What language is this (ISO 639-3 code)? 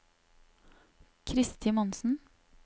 nor